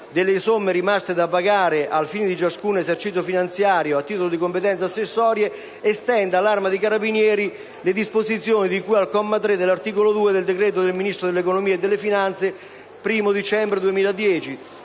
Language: Italian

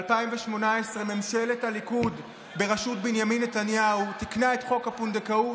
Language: Hebrew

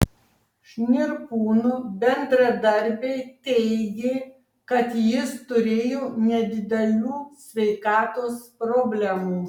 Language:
Lithuanian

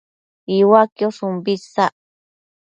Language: Matsés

